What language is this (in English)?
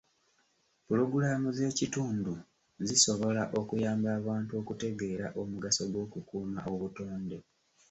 Ganda